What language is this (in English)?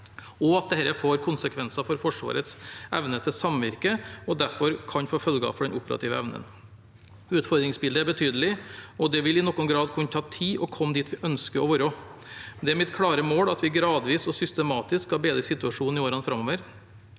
Norwegian